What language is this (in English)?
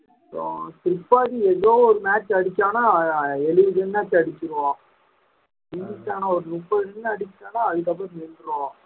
Tamil